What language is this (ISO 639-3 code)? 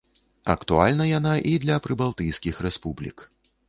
bel